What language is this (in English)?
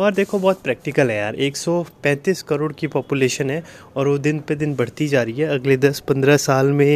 Hindi